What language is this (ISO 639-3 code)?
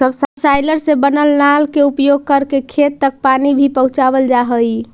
mag